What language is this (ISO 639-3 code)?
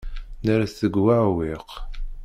kab